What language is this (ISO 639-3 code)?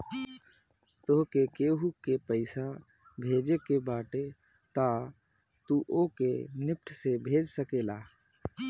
bho